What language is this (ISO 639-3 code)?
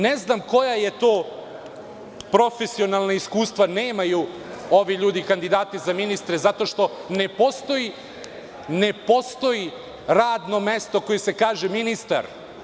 srp